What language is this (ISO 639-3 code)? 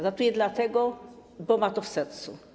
pol